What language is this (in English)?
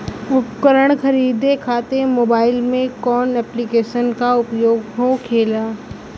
Bhojpuri